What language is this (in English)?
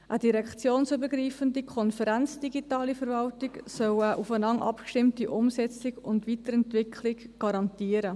Swiss German